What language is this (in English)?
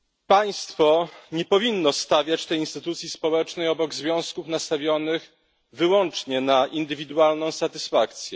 Polish